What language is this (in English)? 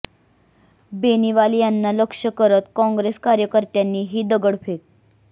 Marathi